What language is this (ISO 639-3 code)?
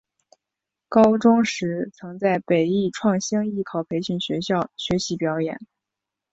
zho